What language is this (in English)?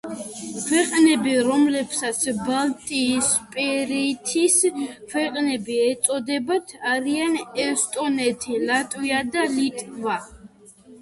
Georgian